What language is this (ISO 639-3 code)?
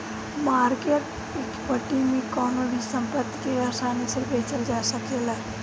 bho